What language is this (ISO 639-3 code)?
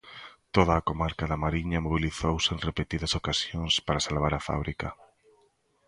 glg